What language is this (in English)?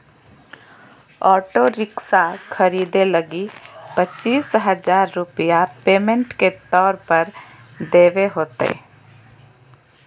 Magahi